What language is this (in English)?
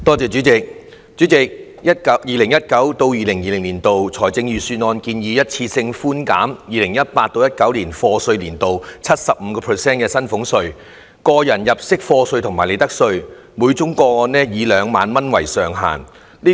Cantonese